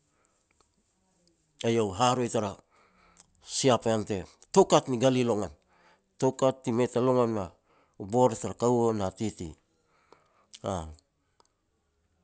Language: Petats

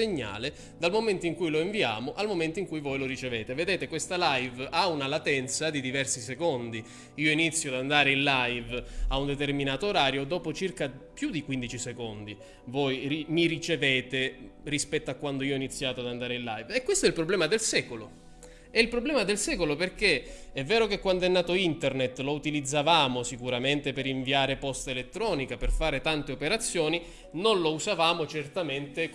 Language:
Italian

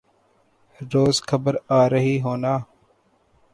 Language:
Urdu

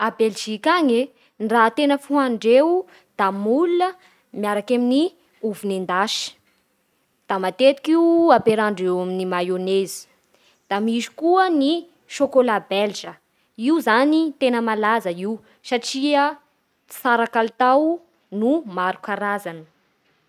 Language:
Bara Malagasy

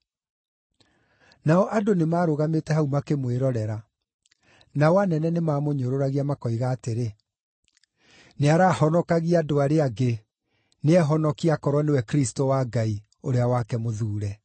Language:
Kikuyu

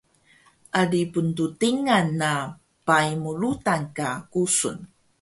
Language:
Taroko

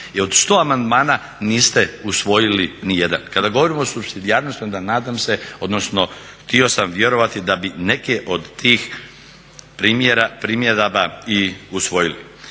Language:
Croatian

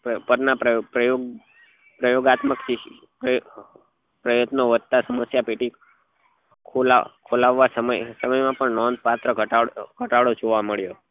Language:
Gujarati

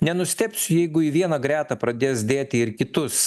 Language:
Lithuanian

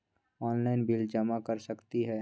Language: Magahi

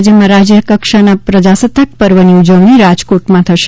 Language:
Gujarati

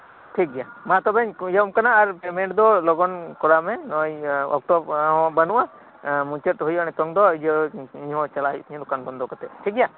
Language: Santali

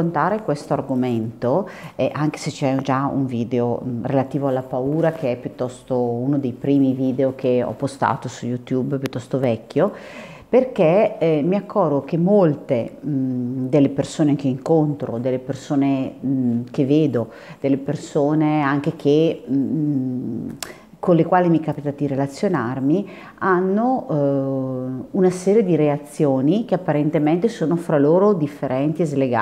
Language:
Italian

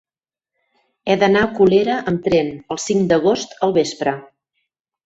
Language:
Catalan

